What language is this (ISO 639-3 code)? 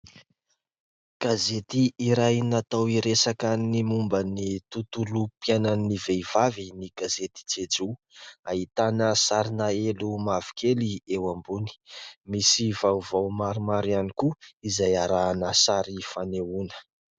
mlg